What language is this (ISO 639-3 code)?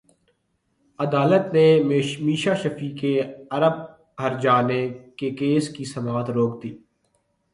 urd